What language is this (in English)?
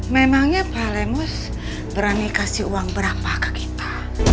Indonesian